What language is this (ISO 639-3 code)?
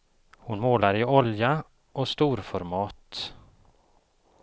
swe